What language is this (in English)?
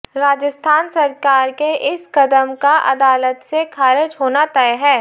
Hindi